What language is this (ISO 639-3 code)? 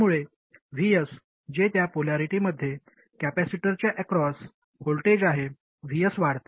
mar